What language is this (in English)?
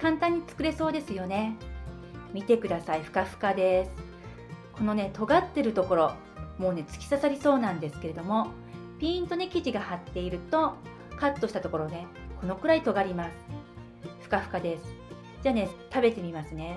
Japanese